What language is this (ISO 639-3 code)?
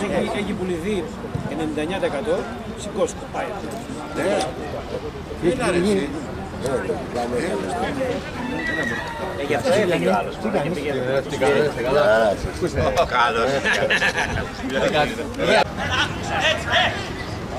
ell